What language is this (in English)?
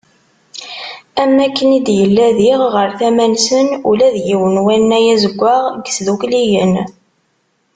Kabyle